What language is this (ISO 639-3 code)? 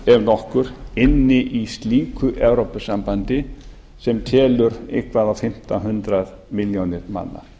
isl